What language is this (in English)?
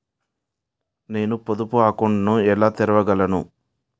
Telugu